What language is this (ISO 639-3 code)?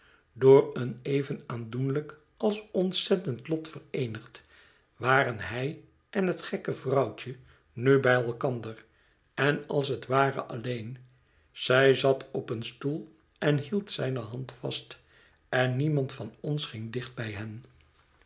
nld